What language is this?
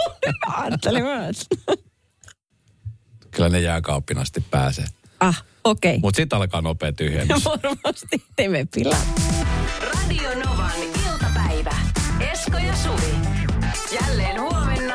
Finnish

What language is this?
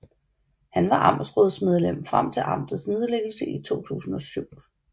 Danish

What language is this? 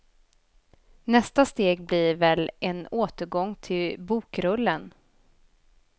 Swedish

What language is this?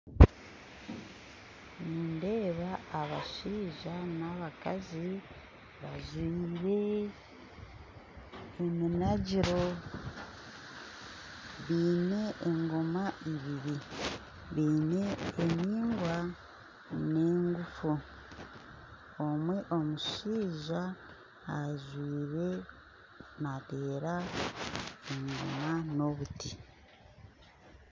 Nyankole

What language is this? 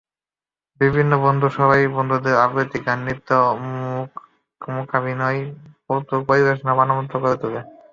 Bangla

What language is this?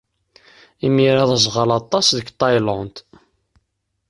Kabyle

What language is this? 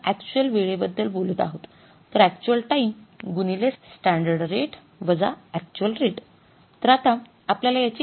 Marathi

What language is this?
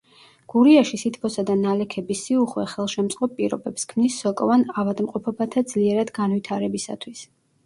Georgian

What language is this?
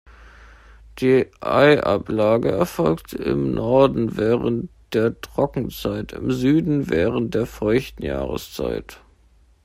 German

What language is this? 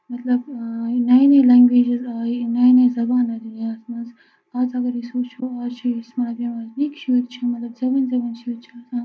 Kashmiri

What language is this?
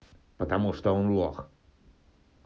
Russian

